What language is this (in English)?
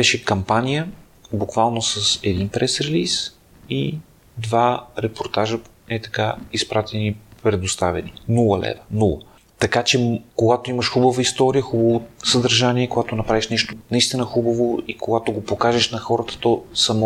Bulgarian